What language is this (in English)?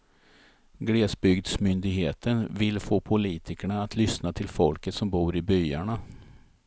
Swedish